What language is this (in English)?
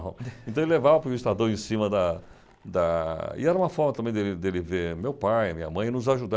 Portuguese